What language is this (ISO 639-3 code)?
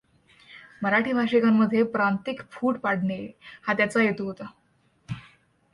mar